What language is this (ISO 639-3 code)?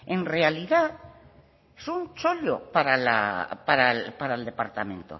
spa